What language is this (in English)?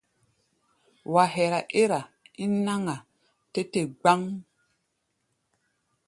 Gbaya